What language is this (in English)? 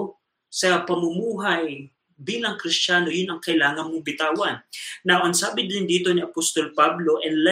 Filipino